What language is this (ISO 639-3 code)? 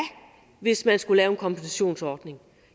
dan